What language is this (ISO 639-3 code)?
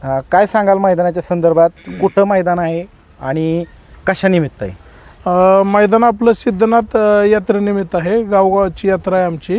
ron